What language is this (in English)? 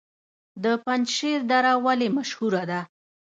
Pashto